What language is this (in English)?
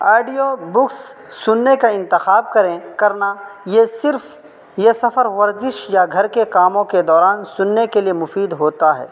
Urdu